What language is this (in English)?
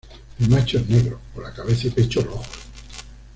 Spanish